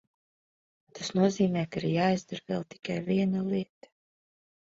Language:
Latvian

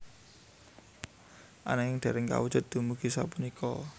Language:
Javanese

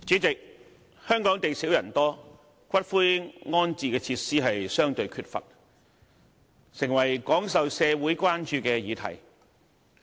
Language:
Cantonese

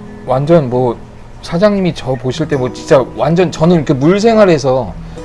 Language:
Korean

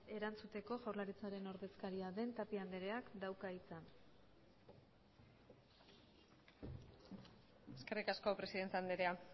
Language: Basque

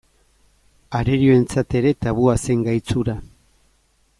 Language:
Basque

